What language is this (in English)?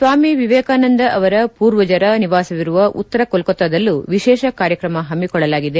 Kannada